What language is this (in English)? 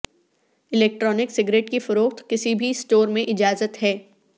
Urdu